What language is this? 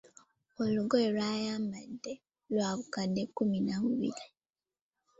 Ganda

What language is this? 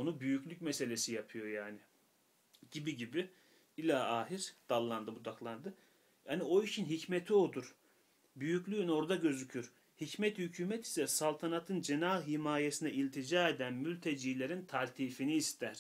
Turkish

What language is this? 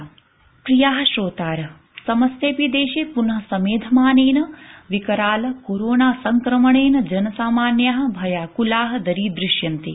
Sanskrit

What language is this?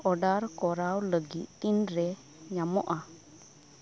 Santali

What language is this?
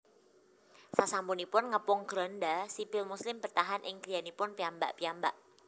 Javanese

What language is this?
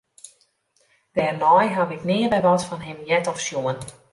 Western Frisian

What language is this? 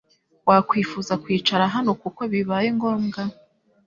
Kinyarwanda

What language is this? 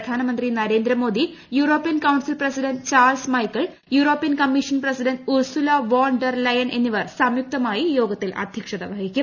Malayalam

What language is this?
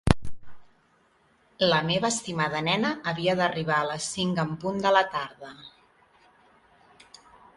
Catalan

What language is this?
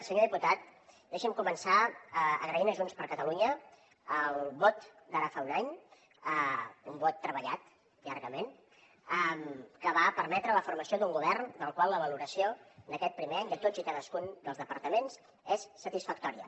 Catalan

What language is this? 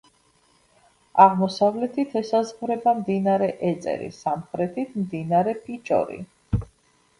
Georgian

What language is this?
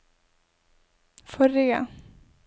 Norwegian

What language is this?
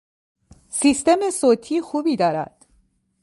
Persian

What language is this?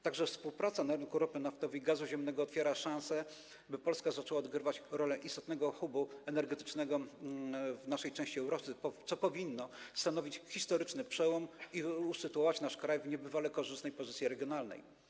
Polish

